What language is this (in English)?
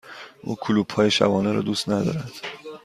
Persian